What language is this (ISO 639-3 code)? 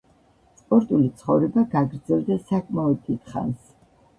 kat